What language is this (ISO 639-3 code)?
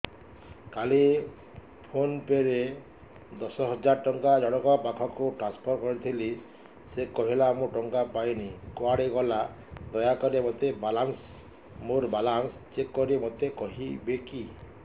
ori